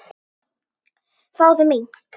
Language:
Icelandic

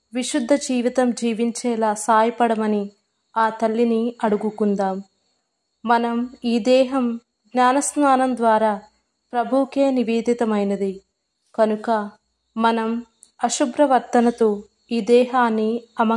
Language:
Telugu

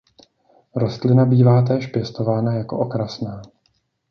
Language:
Czech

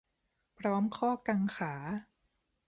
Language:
Thai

